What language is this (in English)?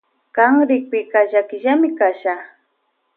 Loja Highland Quichua